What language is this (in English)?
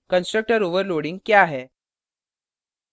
Hindi